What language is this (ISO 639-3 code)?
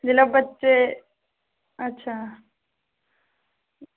doi